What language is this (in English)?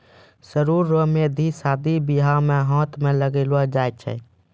Maithili